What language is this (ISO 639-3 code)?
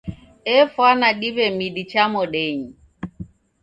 dav